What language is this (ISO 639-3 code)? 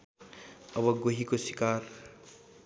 nep